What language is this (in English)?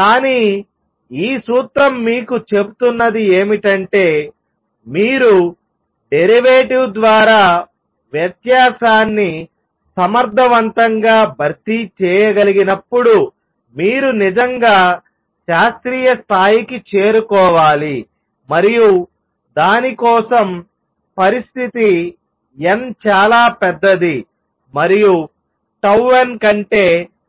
Telugu